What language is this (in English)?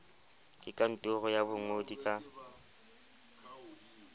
Southern Sotho